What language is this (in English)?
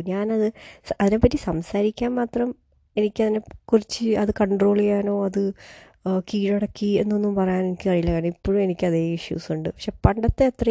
Malayalam